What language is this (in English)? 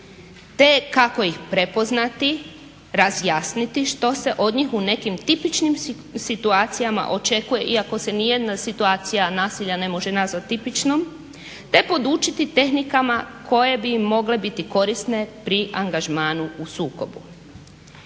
Croatian